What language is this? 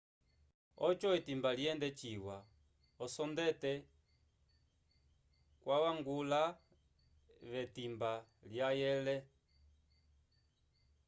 Umbundu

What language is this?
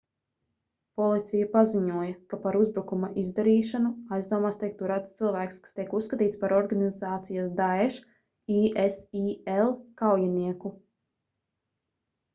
Latvian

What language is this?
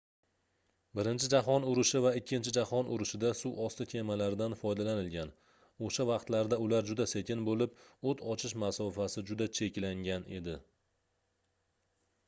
Uzbek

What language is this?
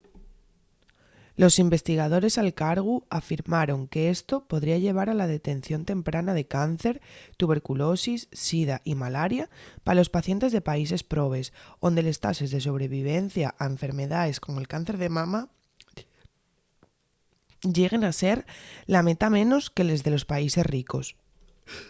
Asturian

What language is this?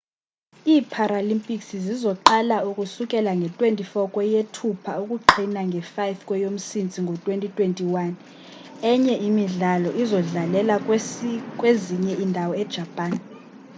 Xhosa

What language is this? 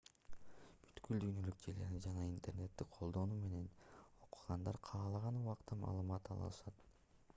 Kyrgyz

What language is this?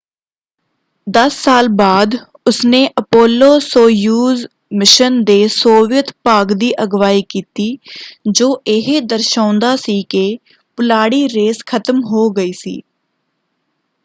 Punjabi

